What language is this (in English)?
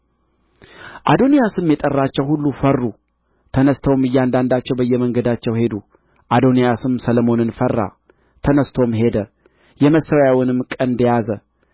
Amharic